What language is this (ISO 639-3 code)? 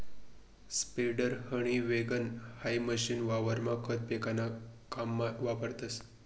mar